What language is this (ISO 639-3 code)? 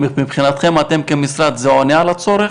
heb